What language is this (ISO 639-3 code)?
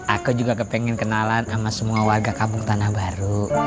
ind